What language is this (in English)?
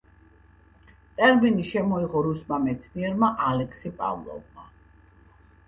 Georgian